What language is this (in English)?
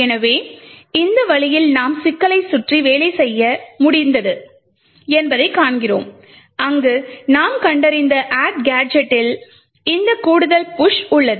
Tamil